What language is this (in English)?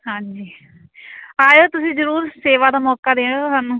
Punjabi